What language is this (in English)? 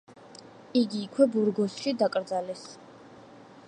Georgian